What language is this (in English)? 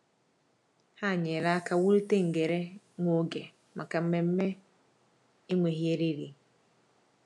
Igbo